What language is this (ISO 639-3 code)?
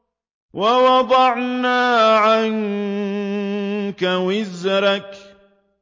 ara